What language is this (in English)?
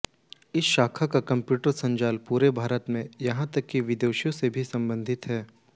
Hindi